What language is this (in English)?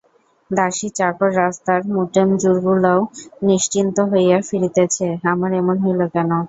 Bangla